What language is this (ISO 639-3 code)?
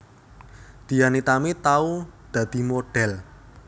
jav